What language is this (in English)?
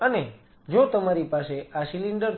Gujarati